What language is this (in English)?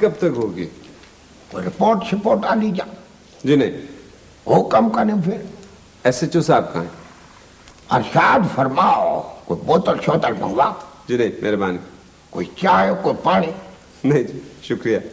Urdu